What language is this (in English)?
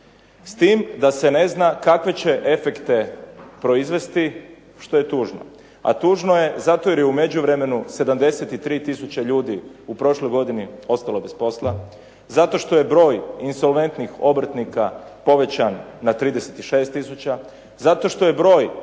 Croatian